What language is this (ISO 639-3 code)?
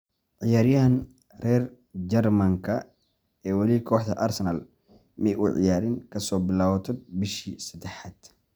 som